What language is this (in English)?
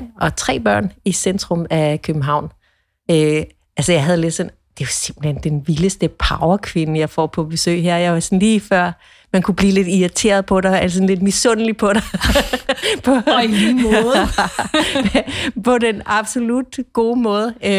Danish